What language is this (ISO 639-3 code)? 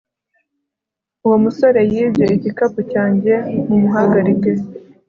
kin